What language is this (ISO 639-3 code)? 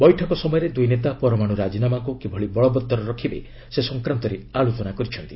ori